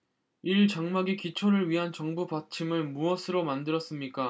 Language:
Korean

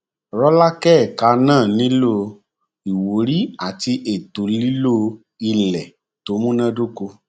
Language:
Yoruba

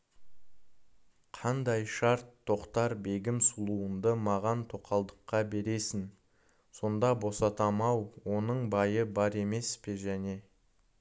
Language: Kazakh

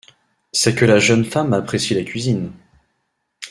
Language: French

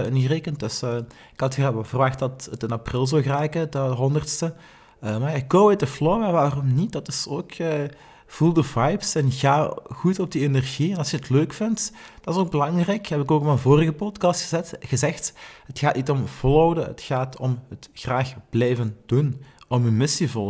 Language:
Dutch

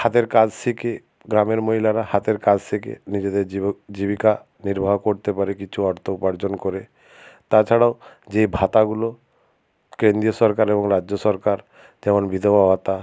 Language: Bangla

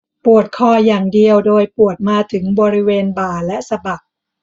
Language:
Thai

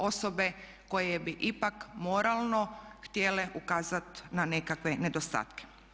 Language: Croatian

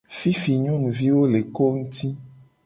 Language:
Gen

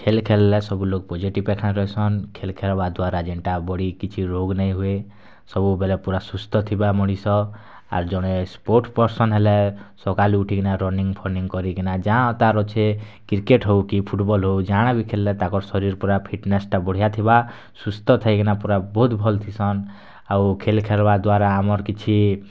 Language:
Odia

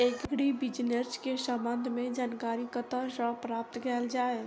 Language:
Maithili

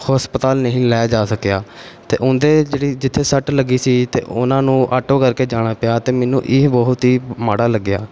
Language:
Punjabi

